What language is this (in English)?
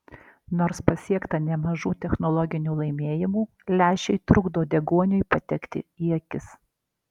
Lithuanian